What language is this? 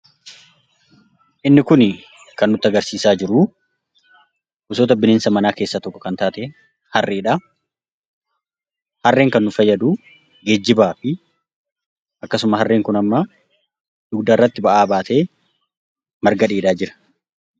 Oromo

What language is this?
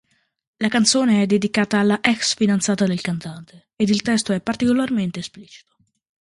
Italian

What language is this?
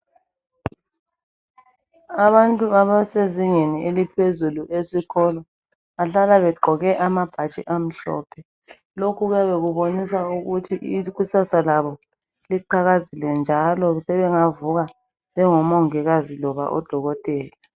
North Ndebele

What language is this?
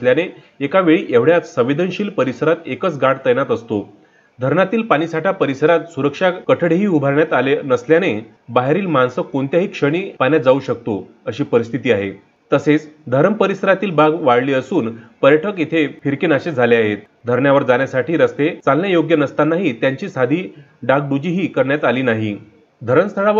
Marathi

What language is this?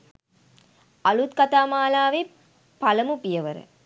Sinhala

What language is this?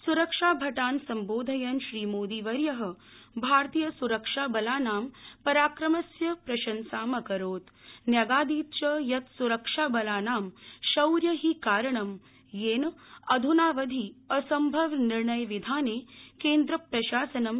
Sanskrit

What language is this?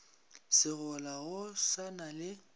Northern Sotho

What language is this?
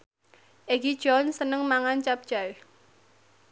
Javanese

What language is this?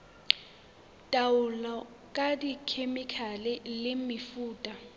Southern Sotho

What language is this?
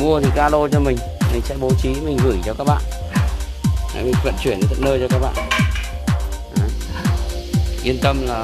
Vietnamese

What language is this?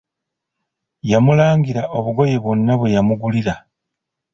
Ganda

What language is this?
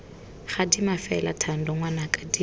Tswana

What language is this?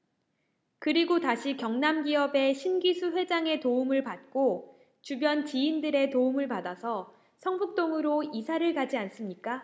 Korean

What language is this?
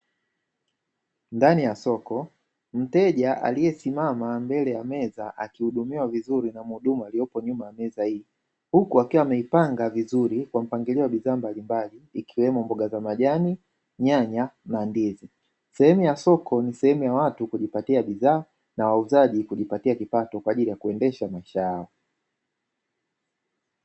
Swahili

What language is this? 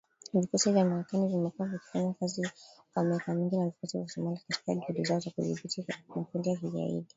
Swahili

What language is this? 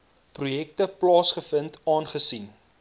Afrikaans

